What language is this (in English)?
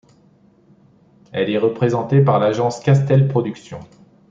French